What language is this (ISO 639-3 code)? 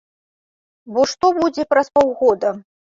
bel